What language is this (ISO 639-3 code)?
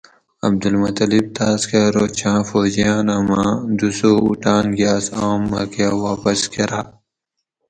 gwc